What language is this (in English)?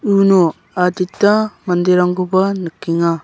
Garo